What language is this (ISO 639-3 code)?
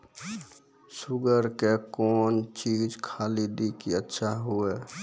mai